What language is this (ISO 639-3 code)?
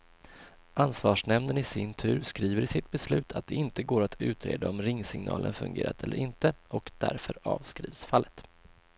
swe